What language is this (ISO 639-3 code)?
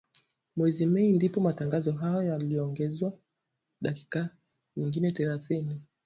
swa